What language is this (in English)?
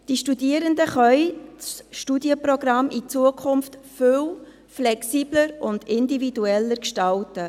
Swiss German